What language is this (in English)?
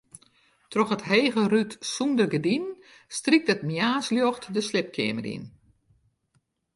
Western Frisian